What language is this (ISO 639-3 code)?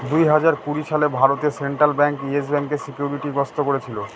ben